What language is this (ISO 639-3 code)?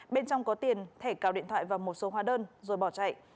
vie